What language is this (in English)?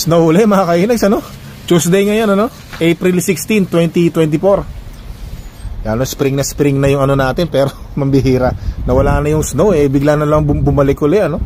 Filipino